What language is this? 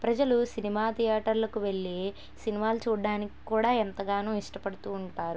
Telugu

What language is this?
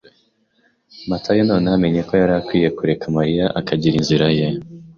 Kinyarwanda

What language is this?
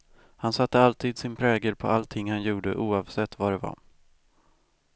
Swedish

